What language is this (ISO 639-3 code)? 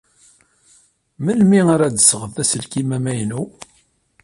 kab